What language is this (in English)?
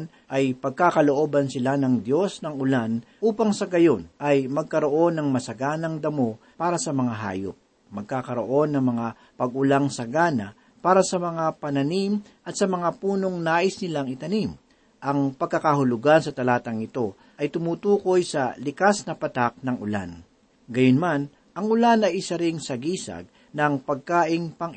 Filipino